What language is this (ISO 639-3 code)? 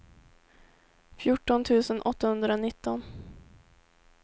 swe